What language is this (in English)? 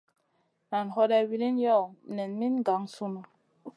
Masana